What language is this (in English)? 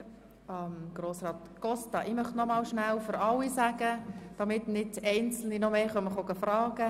Swiss German